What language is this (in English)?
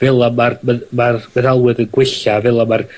Welsh